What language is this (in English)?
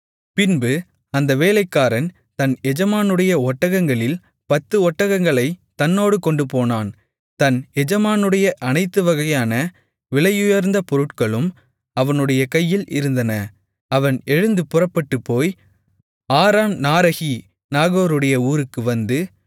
Tamil